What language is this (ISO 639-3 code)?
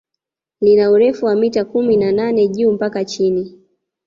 swa